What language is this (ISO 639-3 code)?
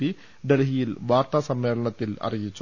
mal